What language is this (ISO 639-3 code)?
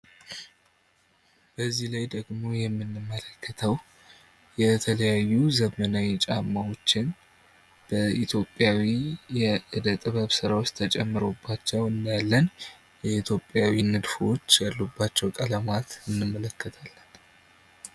amh